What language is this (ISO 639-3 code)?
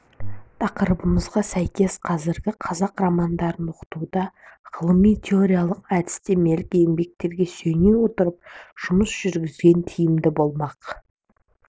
kaz